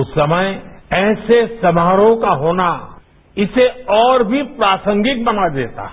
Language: Hindi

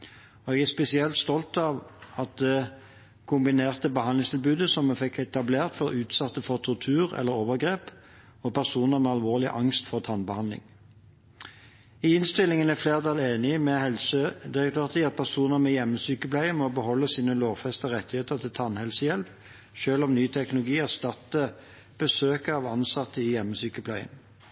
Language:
Norwegian Bokmål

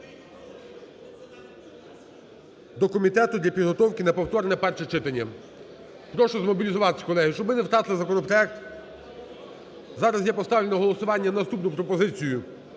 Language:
Ukrainian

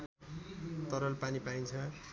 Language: Nepali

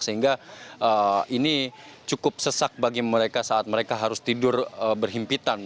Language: Indonesian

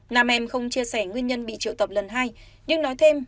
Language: Vietnamese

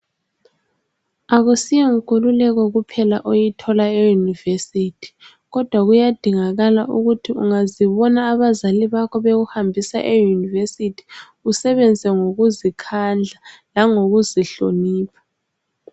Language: North Ndebele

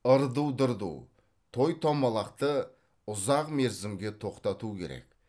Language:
Kazakh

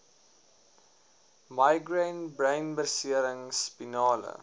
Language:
Afrikaans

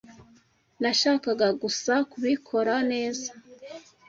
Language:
Kinyarwanda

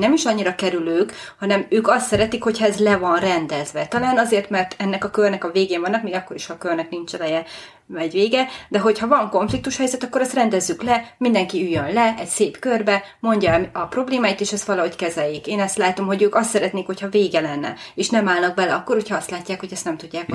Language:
Hungarian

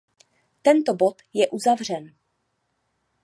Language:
Czech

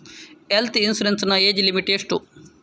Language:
Kannada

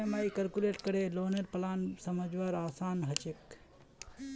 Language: Magahi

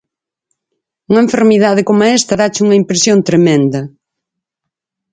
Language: Galician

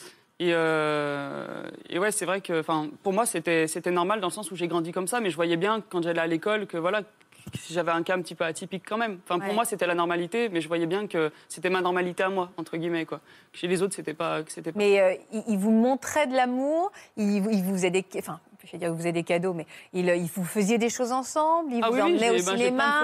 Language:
French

